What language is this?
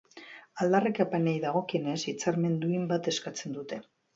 Basque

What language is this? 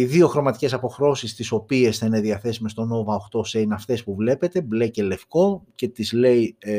Greek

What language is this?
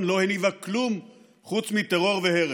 Hebrew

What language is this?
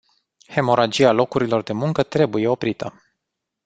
Romanian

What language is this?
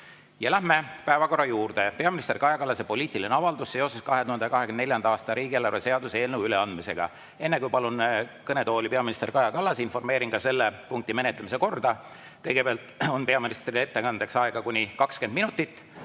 Estonian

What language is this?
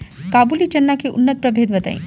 Bhojpuri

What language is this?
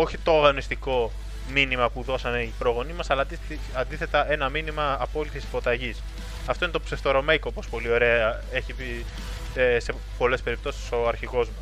Greek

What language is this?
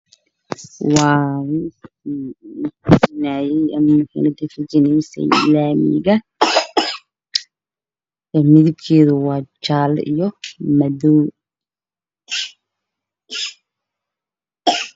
Somali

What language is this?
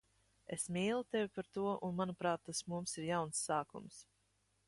Latvian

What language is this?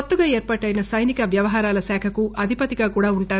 Telugu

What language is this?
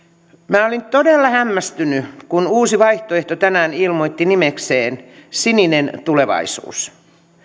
Finnish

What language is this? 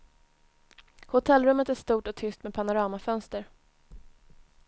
Swedish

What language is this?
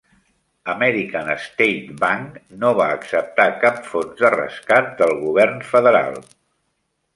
Catalan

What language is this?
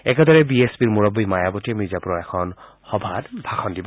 Assamese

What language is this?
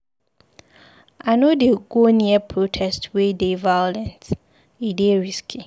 Nigerian Pidgin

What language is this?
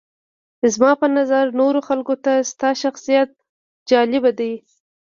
Pashto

